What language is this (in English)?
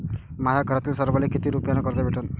Marathi